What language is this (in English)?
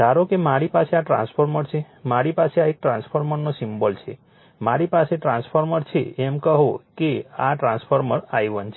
Gujarati